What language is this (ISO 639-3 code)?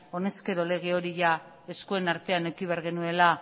eus